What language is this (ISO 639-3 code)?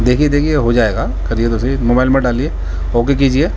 urd